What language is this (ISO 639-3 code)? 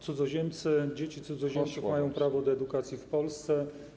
pol